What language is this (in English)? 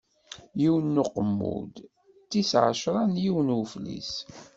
Kabyle